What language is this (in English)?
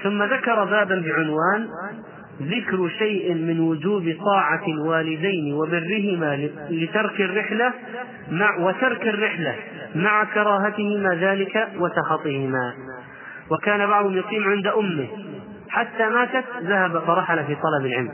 Arabic